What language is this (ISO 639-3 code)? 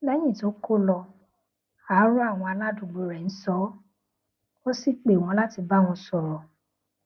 yor